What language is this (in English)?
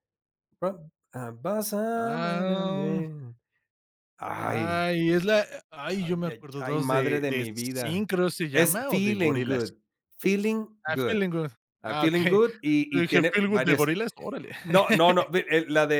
Spanish